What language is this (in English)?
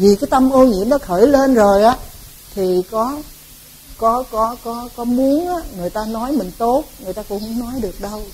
Vietnamese